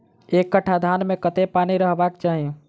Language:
Maithili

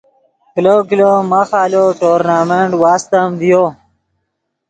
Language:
Yidgha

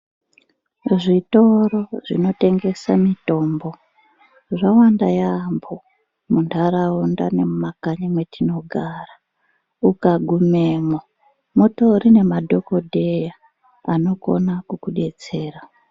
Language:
Ndau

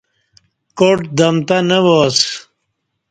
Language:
Kati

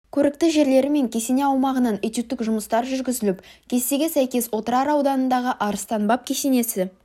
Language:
Kazakh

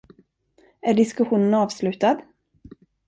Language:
Swedish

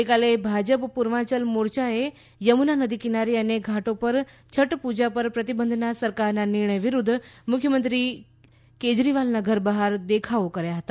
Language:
Gujarati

